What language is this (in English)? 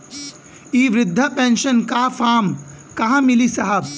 Bhojpuri